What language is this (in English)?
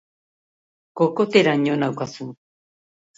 Basque